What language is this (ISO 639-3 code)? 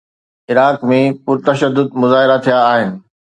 snd